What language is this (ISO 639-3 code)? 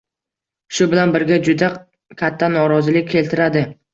uzb